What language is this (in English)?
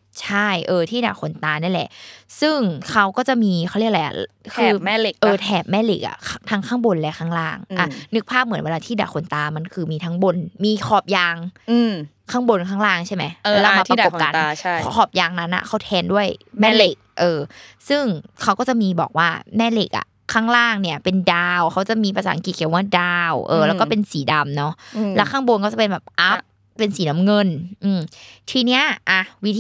Thai